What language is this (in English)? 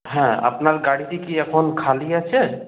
Bangla